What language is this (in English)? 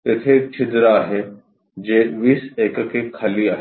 Marathi